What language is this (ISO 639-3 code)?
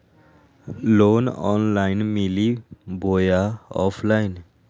mag